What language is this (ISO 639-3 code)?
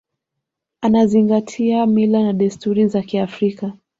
swa